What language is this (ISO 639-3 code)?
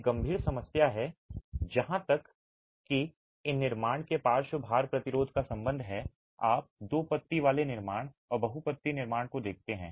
hin